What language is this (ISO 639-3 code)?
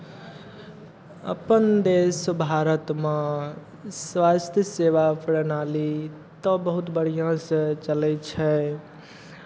mai